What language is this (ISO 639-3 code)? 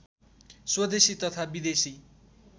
nep